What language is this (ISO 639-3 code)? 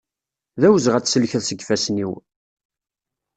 kab